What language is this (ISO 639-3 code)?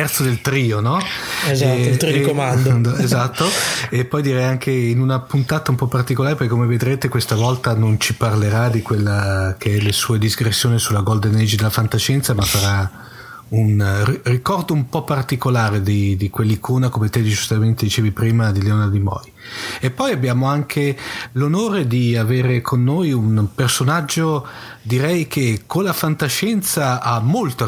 ita